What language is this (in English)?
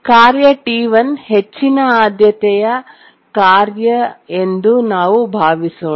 Kannada